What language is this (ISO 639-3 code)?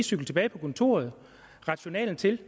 dan